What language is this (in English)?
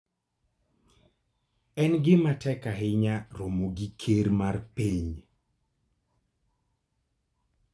Luo (Kenya and Tanzania)